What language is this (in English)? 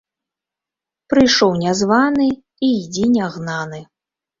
Belarusian